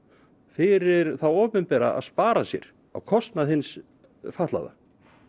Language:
Icelandic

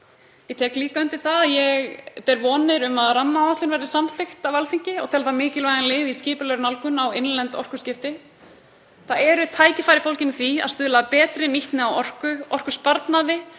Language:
Icelandic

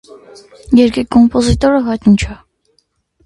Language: Armenian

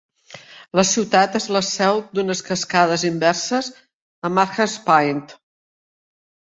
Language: Catalan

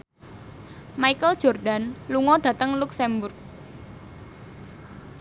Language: Javanese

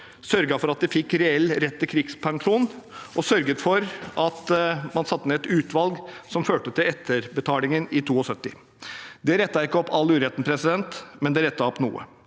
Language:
Norwegian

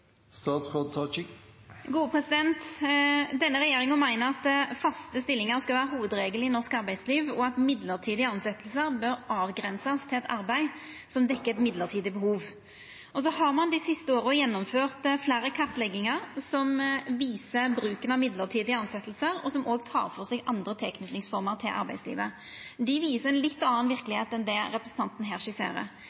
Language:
Norwegian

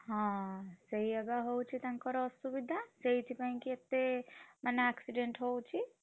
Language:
Odia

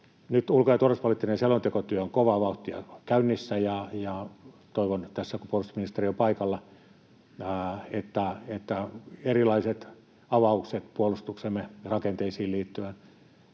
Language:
Finnish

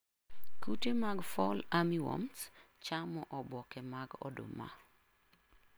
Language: Luo (Kenya and Tanzania)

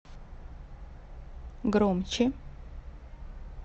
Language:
Russian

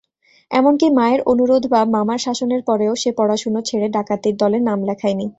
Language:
Bangla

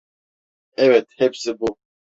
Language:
Turkish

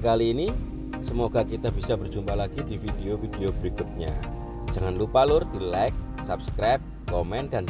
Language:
Indonesian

